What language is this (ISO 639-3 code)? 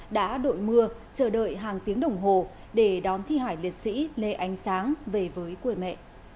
vie